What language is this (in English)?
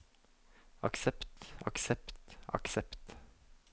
Norwegian